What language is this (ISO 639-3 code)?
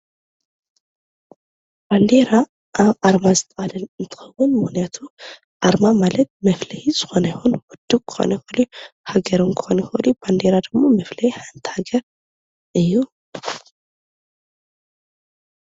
tir